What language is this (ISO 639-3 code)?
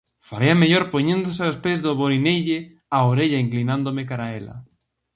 glg